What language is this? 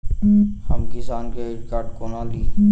Maithili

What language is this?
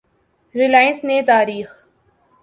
Urdu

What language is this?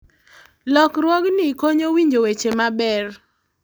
Luo (Kenya and Tanzania)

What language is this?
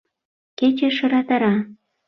Mari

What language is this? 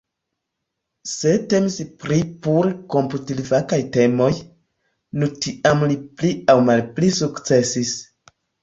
Esperanto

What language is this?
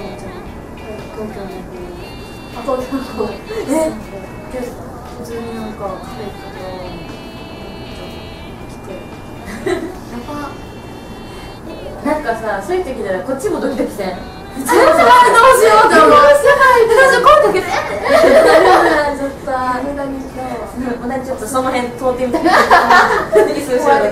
Japanese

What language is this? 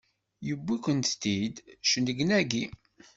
Kabyle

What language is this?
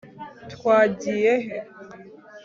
Kinyarwanda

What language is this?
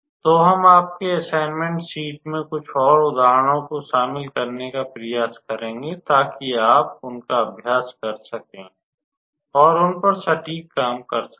Hindi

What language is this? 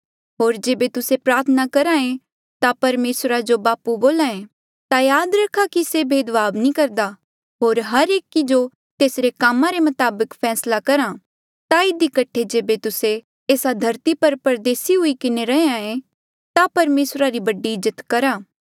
Mandeali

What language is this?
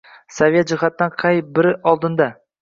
Uzbek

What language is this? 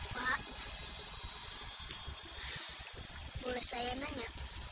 Indonesian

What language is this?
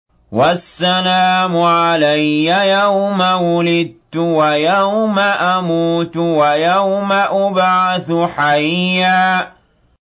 Arabic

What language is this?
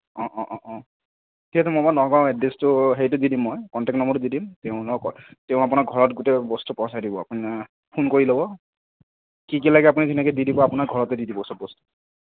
Assamese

